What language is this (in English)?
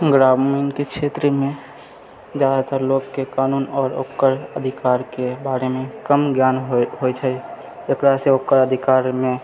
Maithili